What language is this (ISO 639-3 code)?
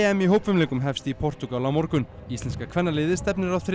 isl